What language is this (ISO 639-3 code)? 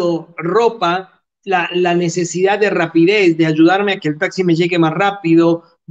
spa